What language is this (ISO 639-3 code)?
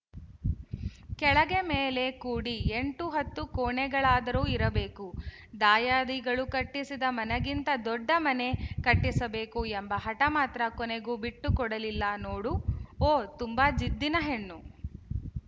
kan